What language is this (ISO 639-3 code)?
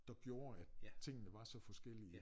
dan